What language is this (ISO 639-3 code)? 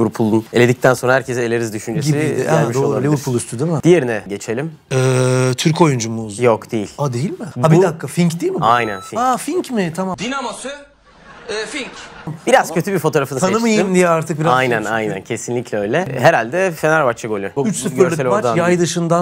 tur